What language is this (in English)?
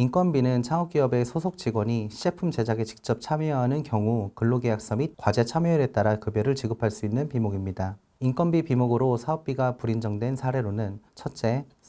Korean